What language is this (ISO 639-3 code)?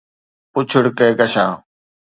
snd